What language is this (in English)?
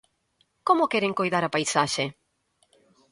Galician